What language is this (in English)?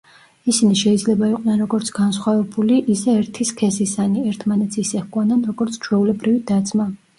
Georgian